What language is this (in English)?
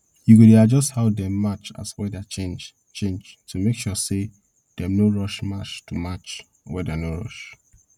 Nigerian Pidgin